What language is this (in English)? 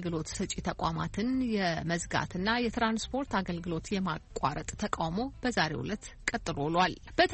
Amharic